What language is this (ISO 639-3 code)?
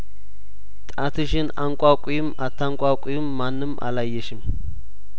amh